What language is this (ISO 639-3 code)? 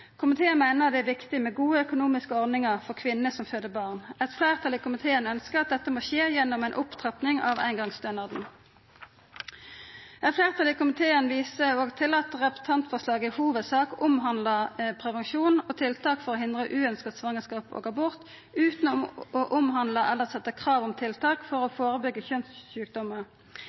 nno